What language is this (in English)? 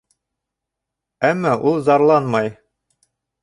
Bashkir